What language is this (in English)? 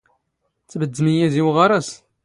Standard Moroccan Tamazight